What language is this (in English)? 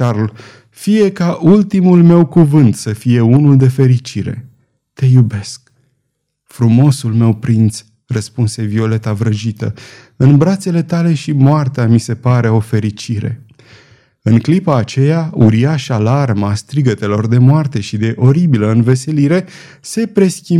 Romanian